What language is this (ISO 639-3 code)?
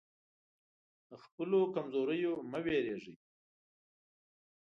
pus